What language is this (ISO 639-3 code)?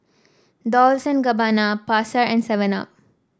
eng